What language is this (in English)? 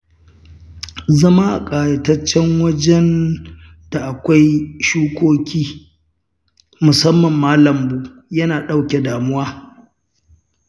Hausa